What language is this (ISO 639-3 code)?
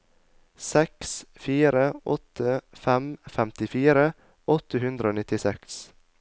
nor